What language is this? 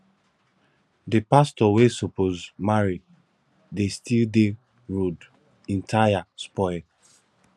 Nigerian Pidgin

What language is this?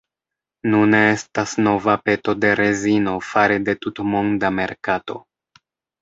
Esperanto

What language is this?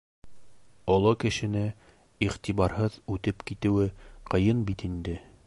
Bashkir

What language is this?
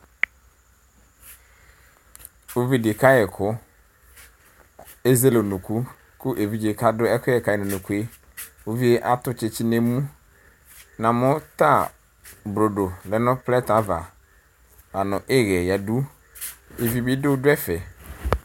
Ikposo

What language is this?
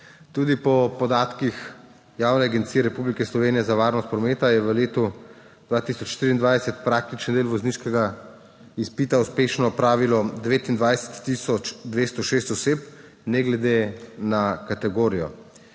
Slovenian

